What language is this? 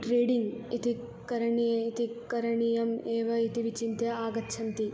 Sanskrit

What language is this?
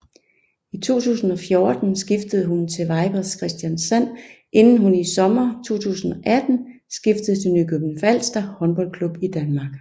Danish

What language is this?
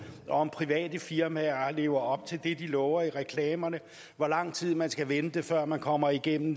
Danish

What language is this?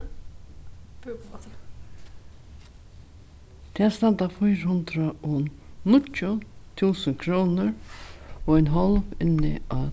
Faroese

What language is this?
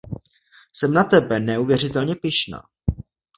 Czech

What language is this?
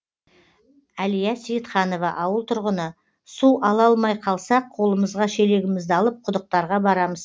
Kazakh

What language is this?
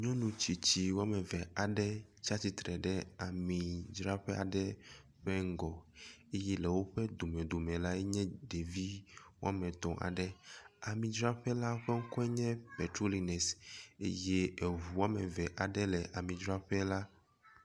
Ewe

